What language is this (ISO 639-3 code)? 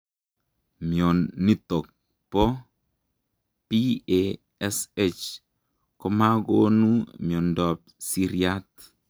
kln